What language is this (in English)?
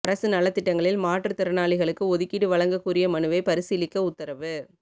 Tamil